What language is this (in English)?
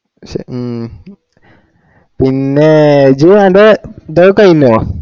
Malayalam